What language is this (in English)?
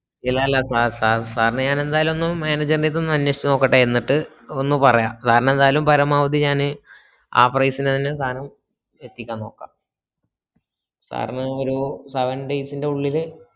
Malayalam